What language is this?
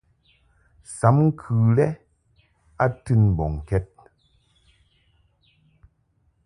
Mungaka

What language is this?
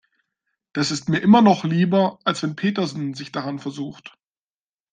German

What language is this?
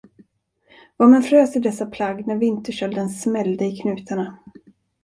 Swedish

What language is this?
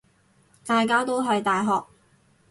Cantonese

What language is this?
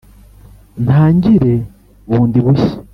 Kinyarwanda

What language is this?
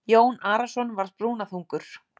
Icelandic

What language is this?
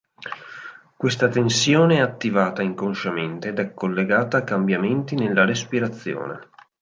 Italian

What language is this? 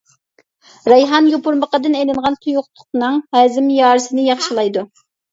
Uyghur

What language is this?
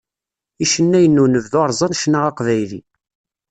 Kabyle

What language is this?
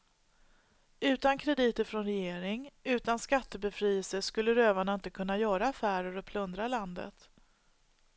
Swedish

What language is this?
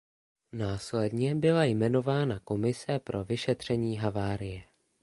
Czech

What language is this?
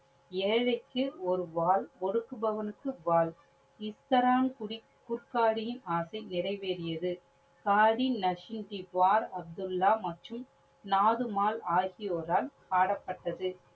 Tamil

